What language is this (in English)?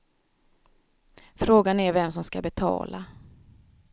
Swedish